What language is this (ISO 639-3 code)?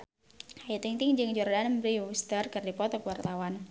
sun